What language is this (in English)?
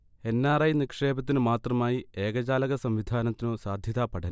Malayalam